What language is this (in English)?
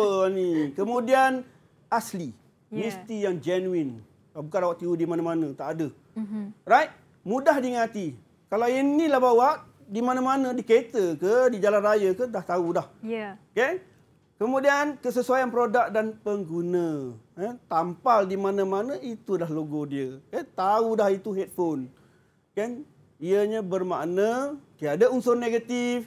Malay